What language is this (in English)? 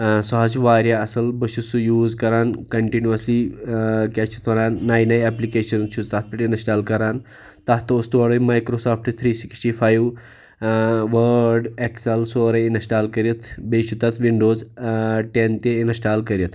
Kashmiri